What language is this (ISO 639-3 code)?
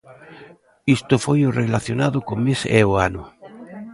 glg